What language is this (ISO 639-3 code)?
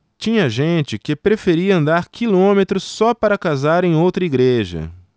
por